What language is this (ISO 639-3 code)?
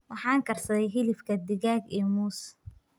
som